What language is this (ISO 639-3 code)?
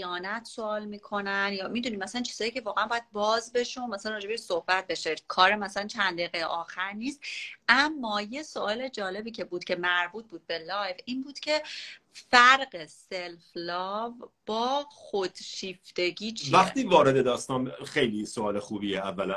fas